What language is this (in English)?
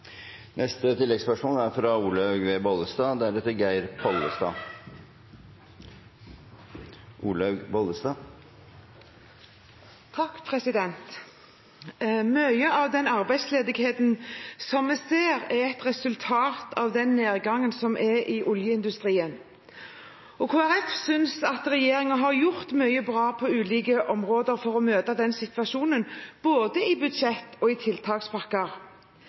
Norwegian